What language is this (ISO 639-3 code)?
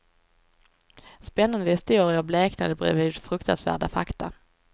swe